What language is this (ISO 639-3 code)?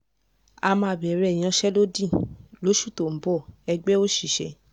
yor